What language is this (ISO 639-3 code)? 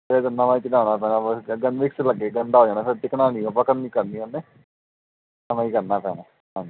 pan